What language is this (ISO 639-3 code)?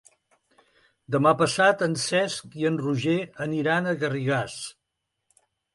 cat